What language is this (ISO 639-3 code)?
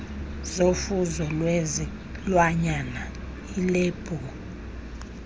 xho